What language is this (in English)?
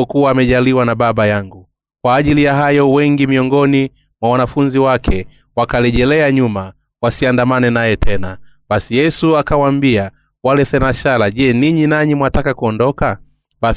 Swahili